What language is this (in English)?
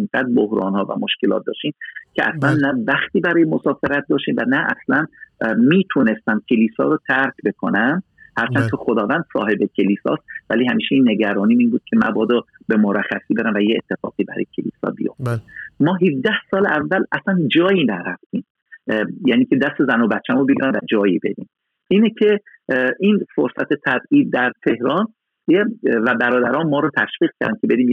Persian